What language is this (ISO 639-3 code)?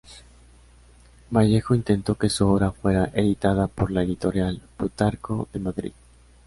spa